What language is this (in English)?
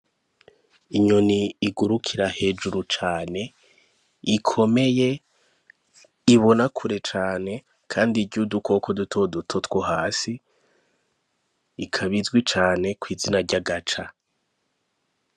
Rundi